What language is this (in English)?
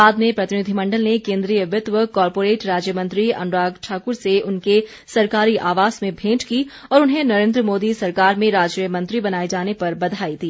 Hindi